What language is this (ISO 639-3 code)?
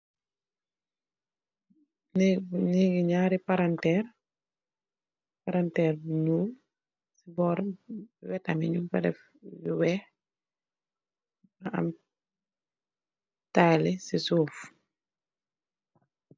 wol